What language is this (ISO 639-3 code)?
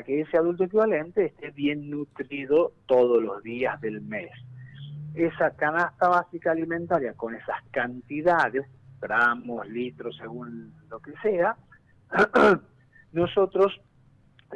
spa